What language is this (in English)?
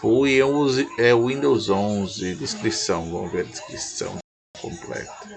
Portuguese